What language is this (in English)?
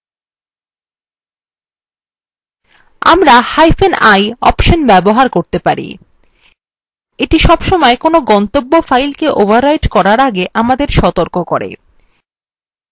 Bangla